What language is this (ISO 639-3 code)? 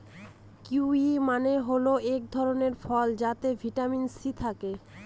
ben